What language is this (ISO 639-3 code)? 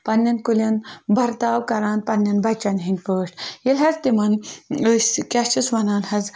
kas